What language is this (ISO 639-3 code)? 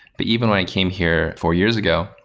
eng